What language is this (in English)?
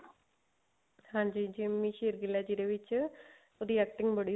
Punjabi